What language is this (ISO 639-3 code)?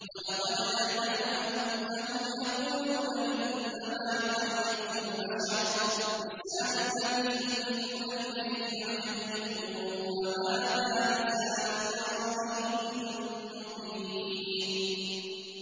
ara